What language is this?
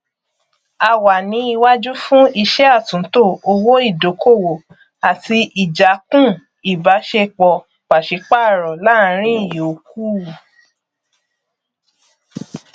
Yoruba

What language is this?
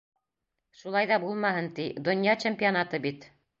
Bashkir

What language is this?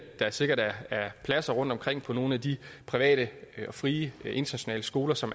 Danish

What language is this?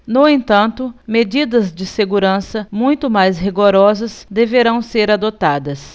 Portuguese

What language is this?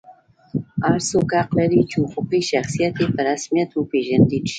Pashto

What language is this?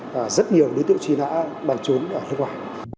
Vietnamese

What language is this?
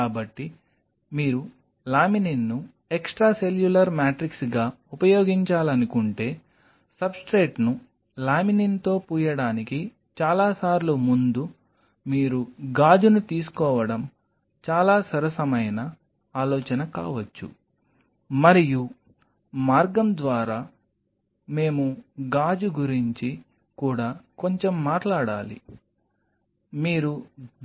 Telugu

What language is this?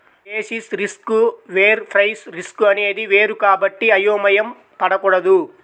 Telugu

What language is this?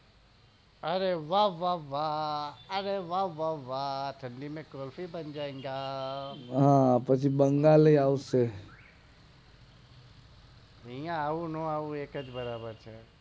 Gujarati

